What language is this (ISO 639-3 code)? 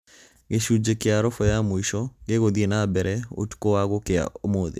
kik